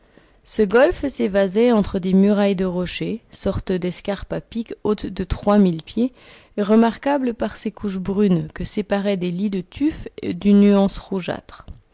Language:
French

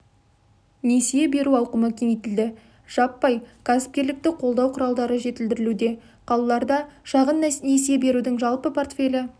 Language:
Kazakh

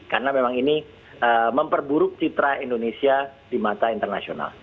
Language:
Indonesian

